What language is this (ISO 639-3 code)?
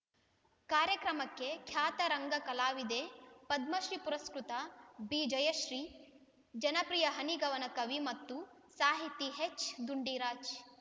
kan